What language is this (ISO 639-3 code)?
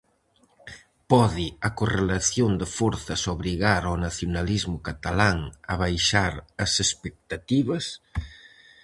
glg